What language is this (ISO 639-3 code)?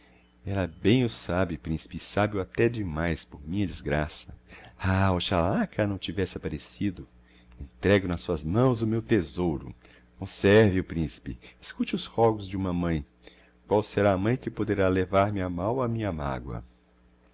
por